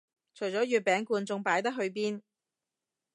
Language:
Cantonese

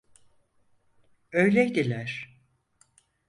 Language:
Turkish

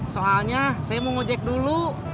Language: Indonesian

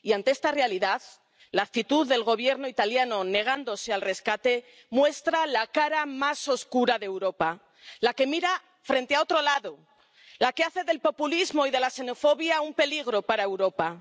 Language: Spanish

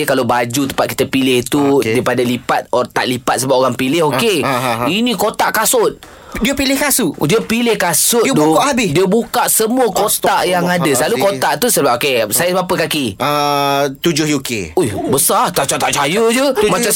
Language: Malay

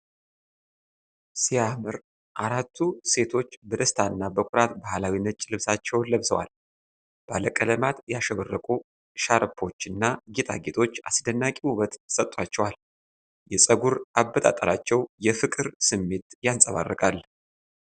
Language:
Amharic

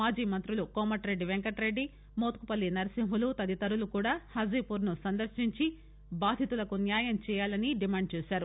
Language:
Telugu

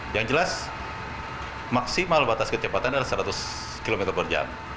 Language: Indonesian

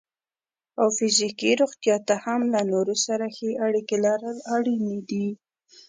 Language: Pashto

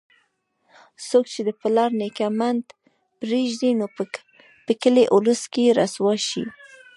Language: Pashto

